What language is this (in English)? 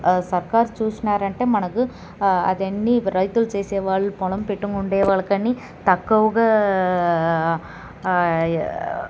Telugu